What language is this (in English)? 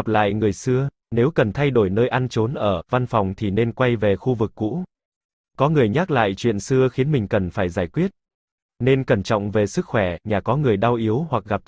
Vietnamese